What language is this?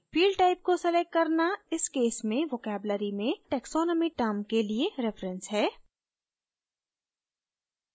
Hindi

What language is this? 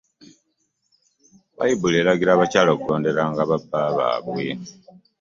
Ganda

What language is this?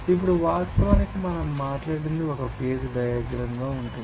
Telugu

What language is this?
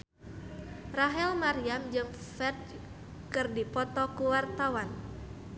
Sundanese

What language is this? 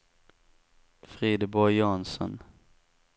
Swedish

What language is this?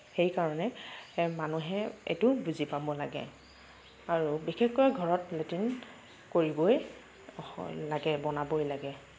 Assamese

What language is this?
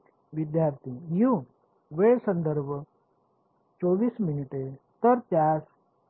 Marathi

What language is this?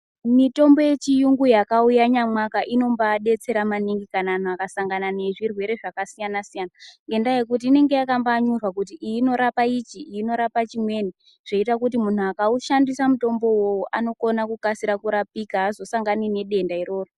Ndau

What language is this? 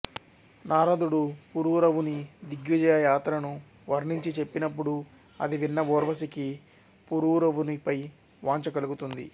Telugu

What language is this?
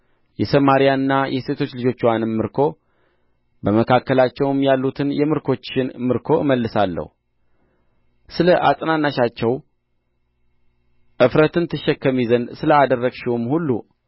Amharic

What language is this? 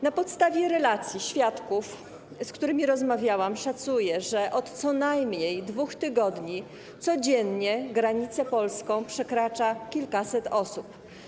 Polish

